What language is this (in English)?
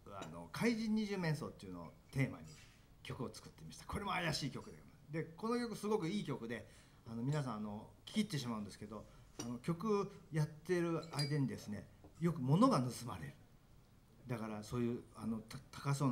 Japanese